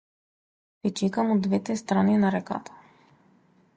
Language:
Macedonian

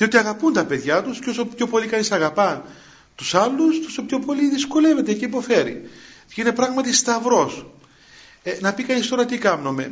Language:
Greek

